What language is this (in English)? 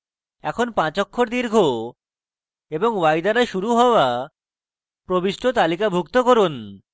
Bangla